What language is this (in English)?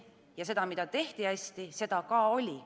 Estonian